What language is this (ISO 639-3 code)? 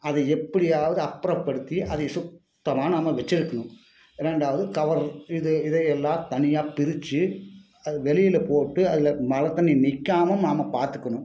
tam